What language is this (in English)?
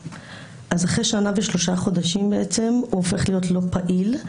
Hebrew